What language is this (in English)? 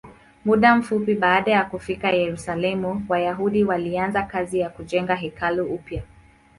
Swahili